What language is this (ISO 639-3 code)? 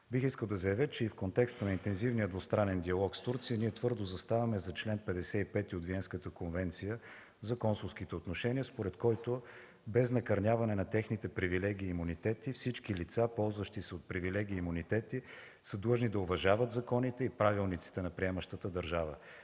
bul